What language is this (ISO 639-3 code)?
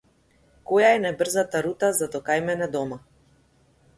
mkd